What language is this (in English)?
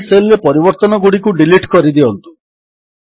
Odia